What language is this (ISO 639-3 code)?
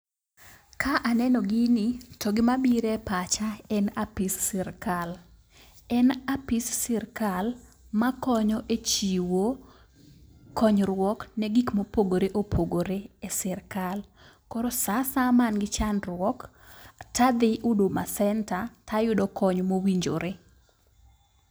luo